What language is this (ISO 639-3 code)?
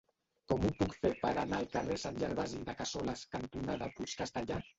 cat